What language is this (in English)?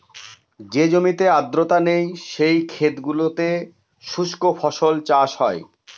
Bangla